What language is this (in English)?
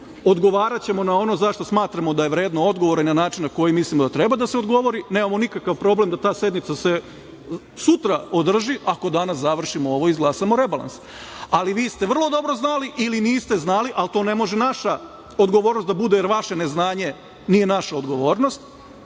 Serbian